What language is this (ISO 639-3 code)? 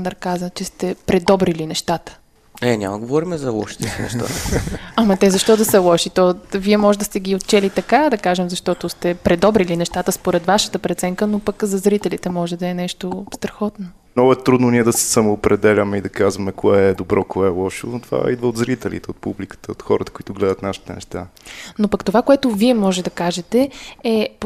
bul